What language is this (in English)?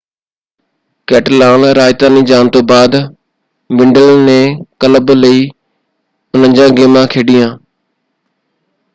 Punjabi